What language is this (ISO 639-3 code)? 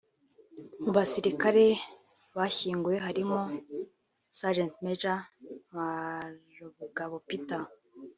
kin